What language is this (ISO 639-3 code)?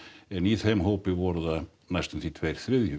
isl